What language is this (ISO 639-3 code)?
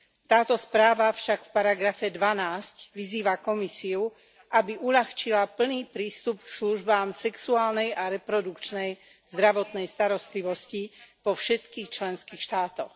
slk